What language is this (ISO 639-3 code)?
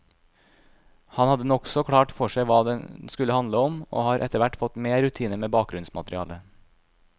nor